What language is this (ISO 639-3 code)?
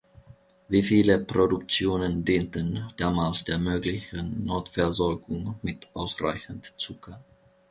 deu